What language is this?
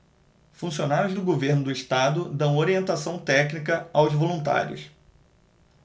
Portuguese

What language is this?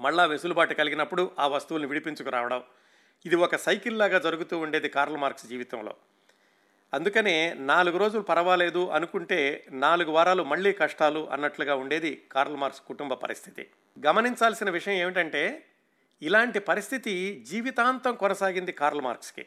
Telugu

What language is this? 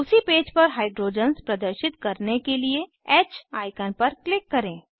Hindi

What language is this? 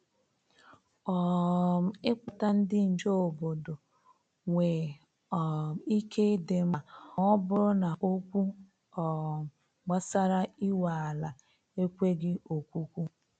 Igbo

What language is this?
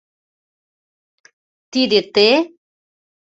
Mari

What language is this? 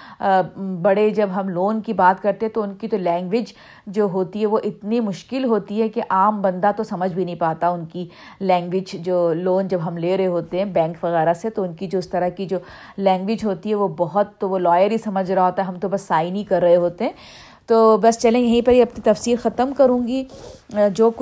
Urdu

